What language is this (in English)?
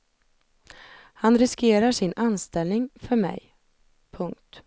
Swedish